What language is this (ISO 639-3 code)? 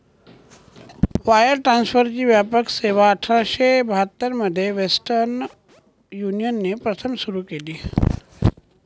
mar